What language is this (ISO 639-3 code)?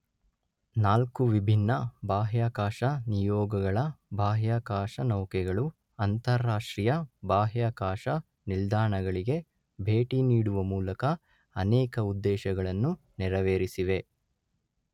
kan